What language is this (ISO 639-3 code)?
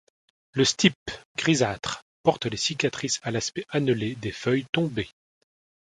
fra